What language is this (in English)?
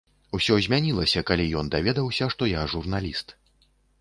Belarusian